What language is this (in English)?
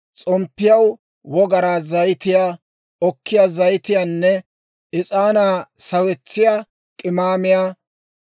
Dawro